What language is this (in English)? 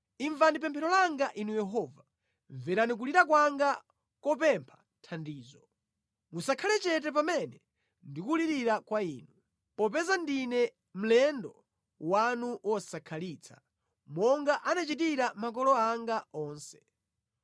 Nyanja